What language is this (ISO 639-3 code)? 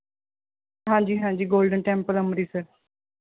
pan